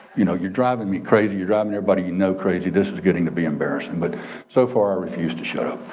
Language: English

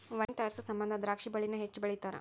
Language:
Kannada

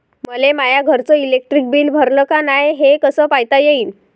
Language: Marathi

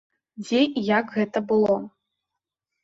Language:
Belarusian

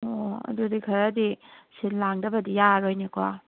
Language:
Manipuri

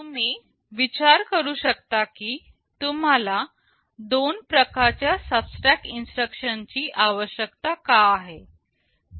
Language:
Marathi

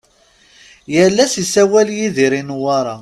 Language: Kabyle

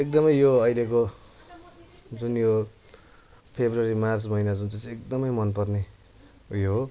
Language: Nepali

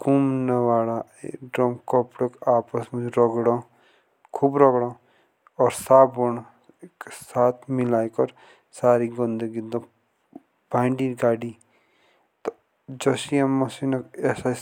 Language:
Jaunsari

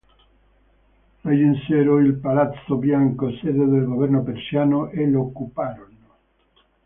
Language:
Italian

